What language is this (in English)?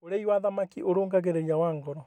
Kikuyu